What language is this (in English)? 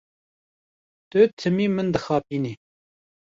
Kurdish